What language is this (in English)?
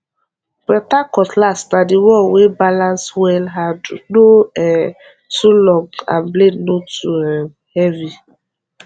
Nigerian Pidgin